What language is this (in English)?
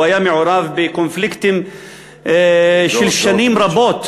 Hebrew